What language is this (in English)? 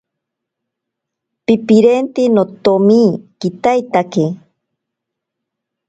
Ashéninka Perené